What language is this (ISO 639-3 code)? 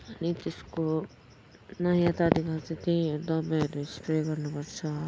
nep